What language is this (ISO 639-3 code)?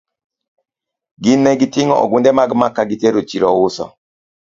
luo